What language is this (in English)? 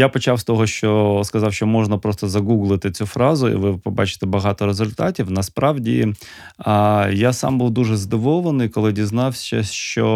Ukrainian